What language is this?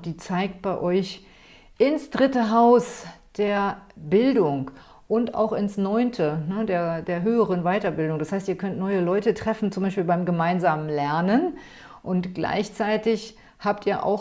German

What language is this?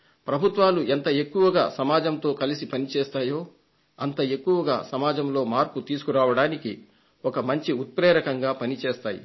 Telugu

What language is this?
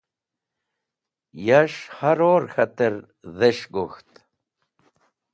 Wakhi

